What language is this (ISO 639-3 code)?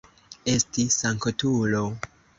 epo